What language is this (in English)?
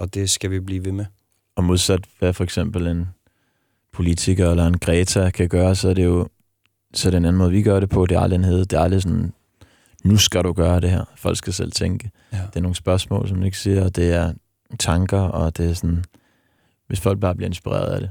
Danish